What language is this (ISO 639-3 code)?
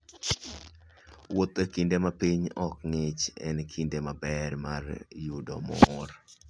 luo